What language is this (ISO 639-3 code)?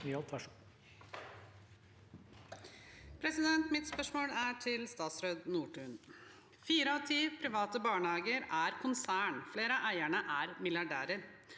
nor